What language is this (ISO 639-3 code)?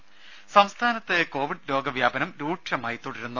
mal